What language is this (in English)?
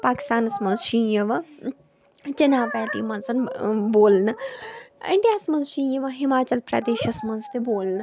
Kashmiri